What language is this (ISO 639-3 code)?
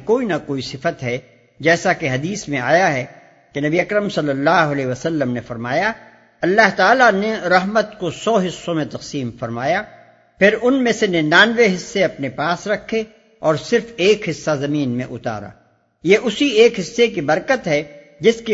urd